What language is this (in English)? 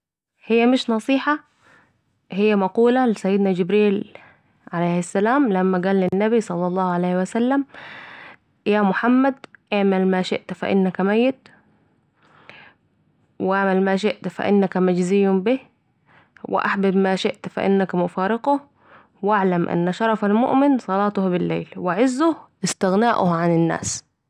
Saidi Arabic